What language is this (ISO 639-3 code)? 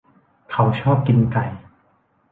tha